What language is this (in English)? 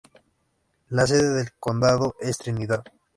Spanish